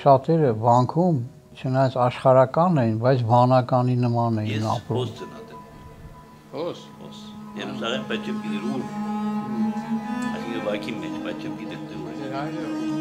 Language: Turkish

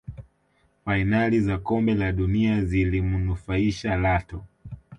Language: Swahili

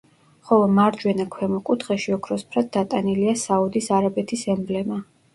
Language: Georgian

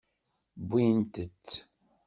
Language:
Kabyle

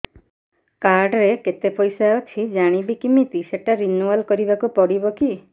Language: Odia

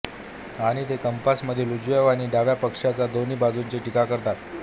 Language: Marathi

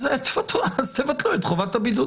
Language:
Hebrew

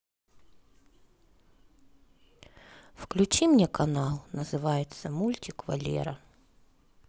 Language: Russian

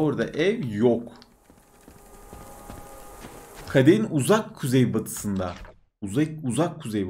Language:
Turkish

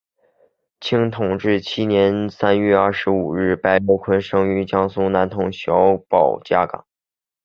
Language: Chinese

